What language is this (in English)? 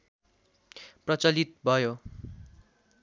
Nepali